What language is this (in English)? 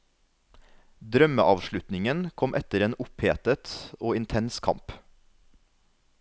Norwegian